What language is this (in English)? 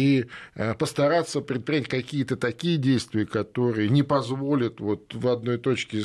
Russian